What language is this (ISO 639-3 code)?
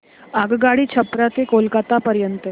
mar